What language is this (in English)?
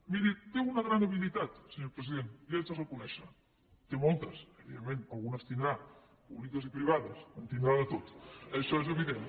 Catalan